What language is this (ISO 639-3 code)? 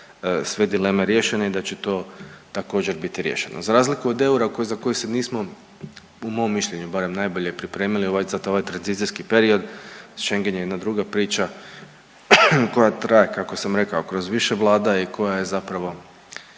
hrv